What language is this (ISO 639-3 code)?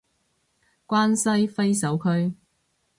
yue